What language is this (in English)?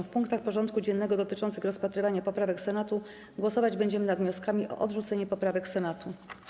Polish